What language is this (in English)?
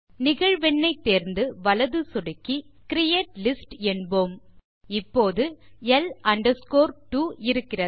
Tamil